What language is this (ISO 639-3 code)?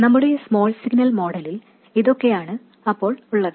mal